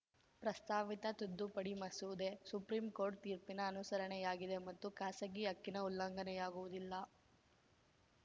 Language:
Kannada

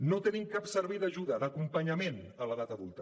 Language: Catalan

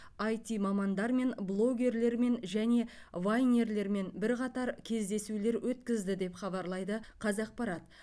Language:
Kazakh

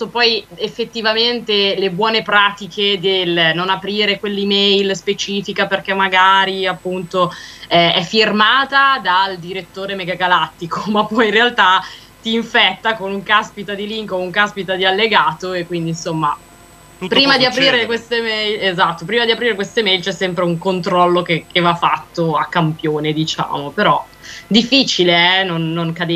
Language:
Italian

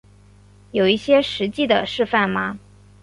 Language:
Chinese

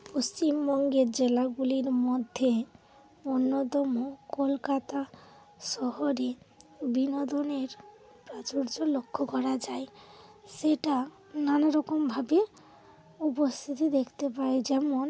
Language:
Bangla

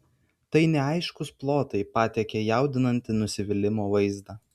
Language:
Lithuanian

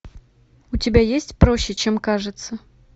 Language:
Russian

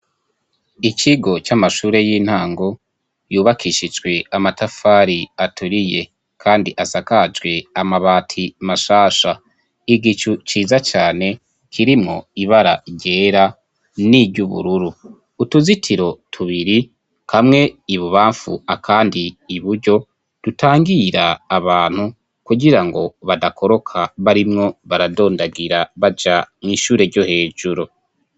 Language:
Rundi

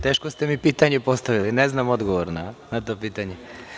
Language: Serbian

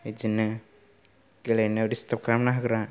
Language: Bodo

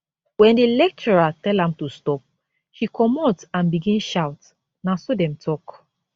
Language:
Nigerian Pidgin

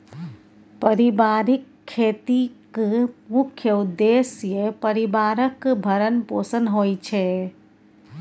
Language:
Maithili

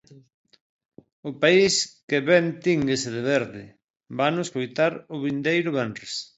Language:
Galician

